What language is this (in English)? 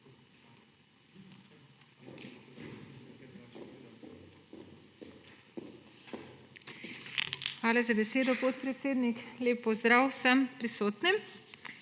Slovenian